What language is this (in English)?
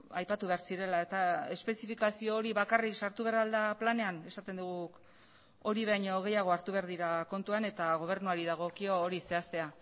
Basque